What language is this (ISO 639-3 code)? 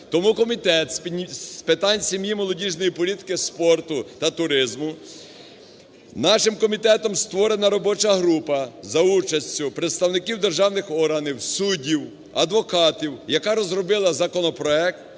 ukr